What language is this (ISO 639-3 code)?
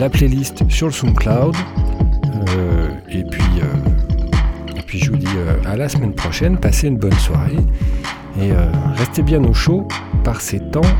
fra